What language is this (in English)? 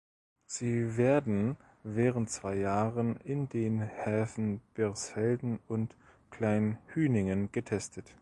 German